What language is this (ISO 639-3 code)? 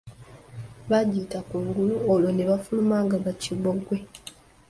lug